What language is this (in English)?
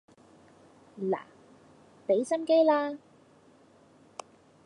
Cantonese